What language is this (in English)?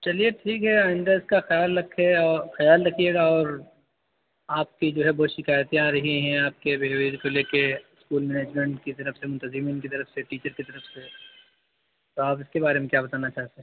Urdu